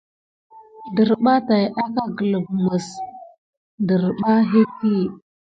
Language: Gidar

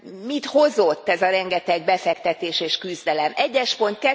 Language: Hungarian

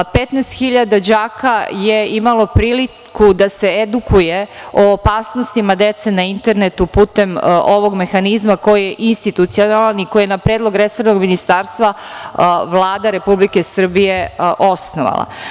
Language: Serbian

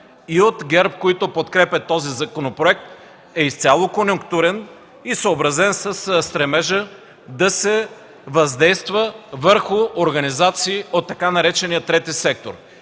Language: Bulgarian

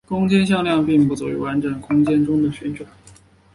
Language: Chinese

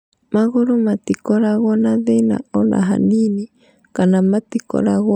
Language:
Kikuyu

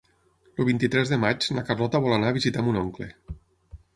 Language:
Catalan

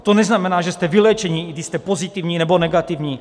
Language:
Czech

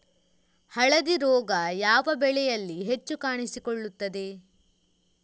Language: Kannada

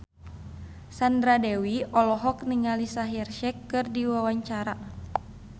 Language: Sundanese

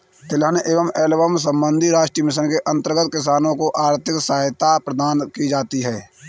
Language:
Hindi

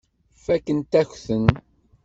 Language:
Kabyle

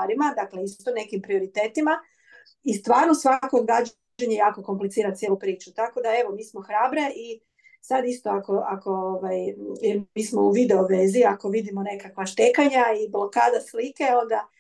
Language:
Croatian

